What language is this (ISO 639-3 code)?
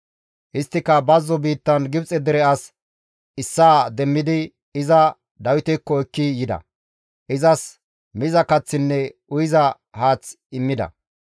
gmv